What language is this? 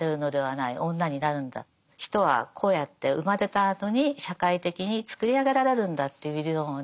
Japanese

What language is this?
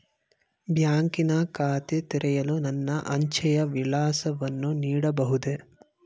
Kannada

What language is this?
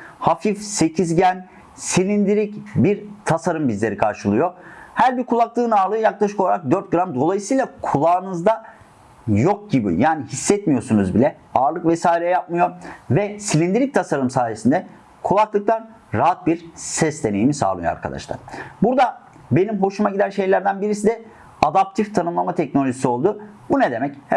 Turkish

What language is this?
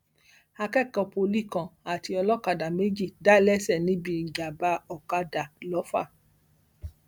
Yoruba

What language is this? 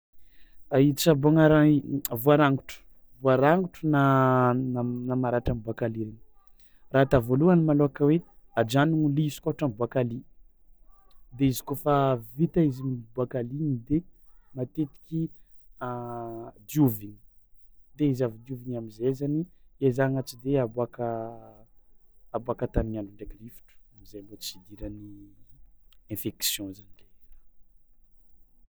Tsimihety Malagasy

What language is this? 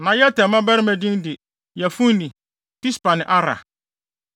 Akan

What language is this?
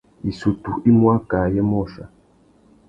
Tuki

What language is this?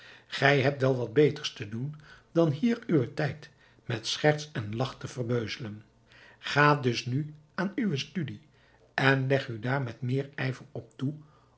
Dutch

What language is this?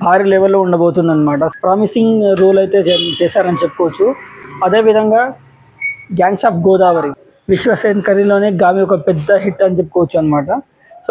Telugu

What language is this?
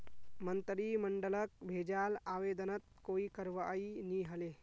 Magahi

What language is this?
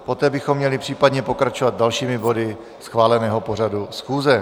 Czech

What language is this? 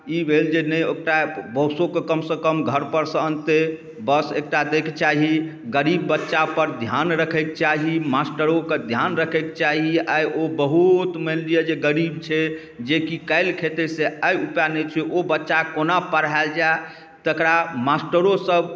Maithili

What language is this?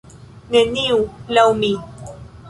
Esperanto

